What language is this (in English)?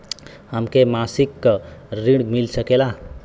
Bhojpuri